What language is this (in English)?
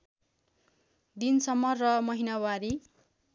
Nepali